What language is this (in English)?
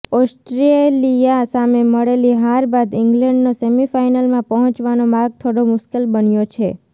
Gujarati